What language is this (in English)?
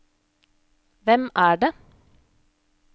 Norwegian